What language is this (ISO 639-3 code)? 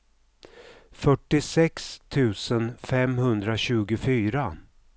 swe